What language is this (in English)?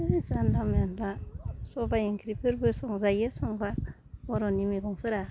Bodo